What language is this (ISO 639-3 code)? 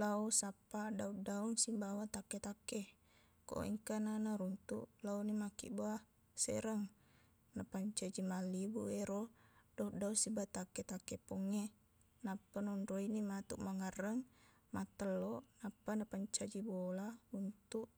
bug